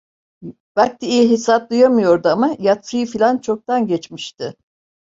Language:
Turkish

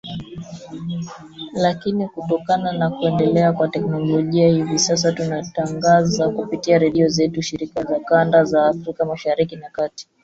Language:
Swahili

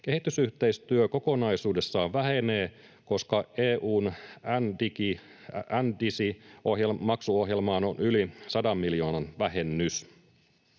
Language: Finnish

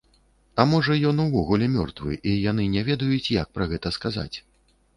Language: Belarusian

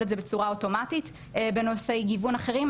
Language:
Hebrew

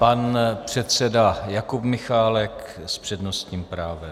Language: Czech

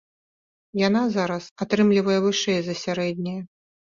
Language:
Belarusian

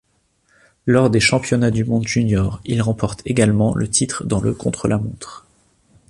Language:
French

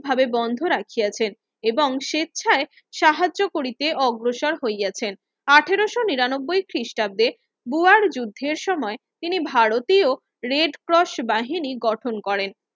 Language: Bangla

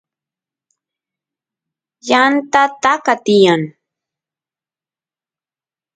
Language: Santiago del Estero Quichua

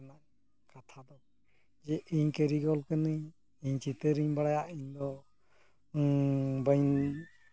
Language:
Santali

